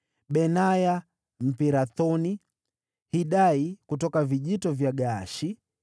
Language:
Swahili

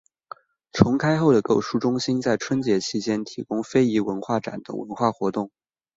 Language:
Chinese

